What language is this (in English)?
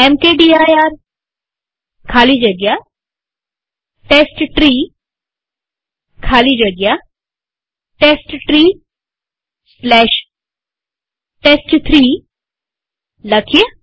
Gujarati